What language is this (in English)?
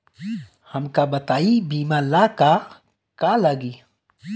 Bhojpuri